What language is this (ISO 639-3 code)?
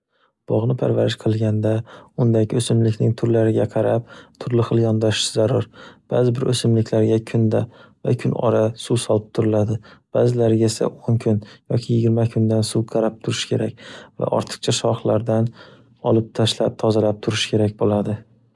uzb